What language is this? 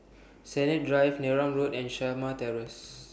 English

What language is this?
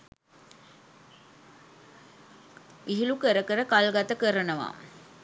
Sinhala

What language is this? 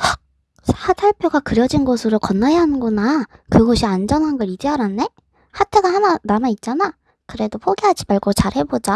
Korean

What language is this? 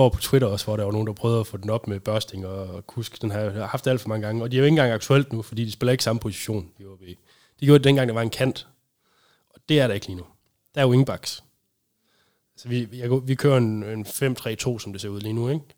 Danish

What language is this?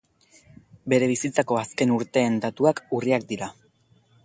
Basque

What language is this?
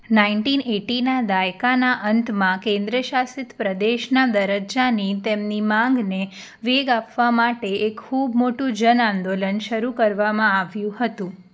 Gujarati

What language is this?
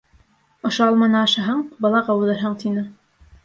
Bashkir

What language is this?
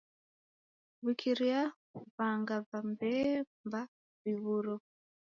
Taita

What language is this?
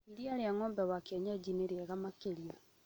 Kikuyu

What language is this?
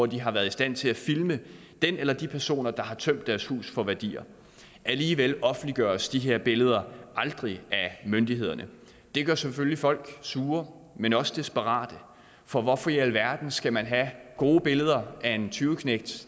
Danish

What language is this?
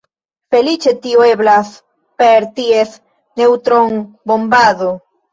Esperanto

